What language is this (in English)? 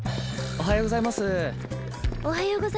Japanese